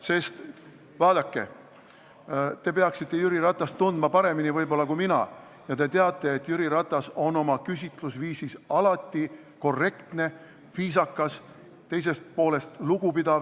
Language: Estonian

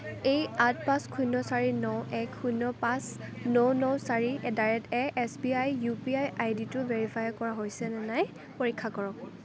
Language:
Assamese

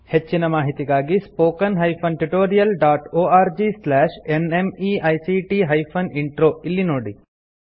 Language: Kannada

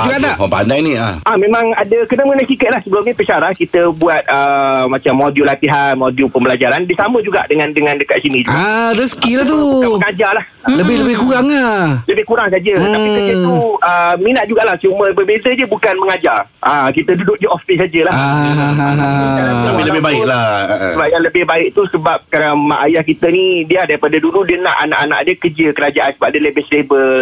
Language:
Malay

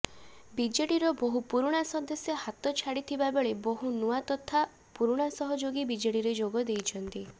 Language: Odia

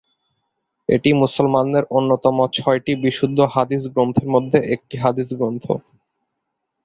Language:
Bangla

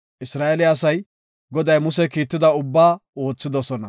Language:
Gofa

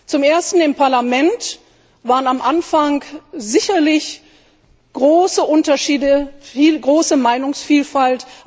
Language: German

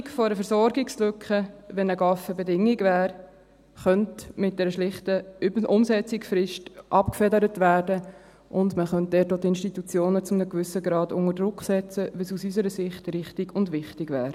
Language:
Swiss German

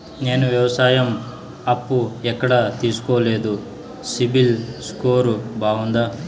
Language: Telugu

